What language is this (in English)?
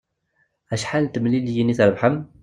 Kabyle